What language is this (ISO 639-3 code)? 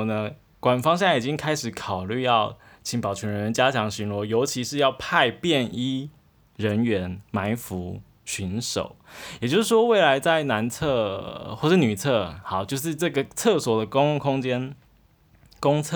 zho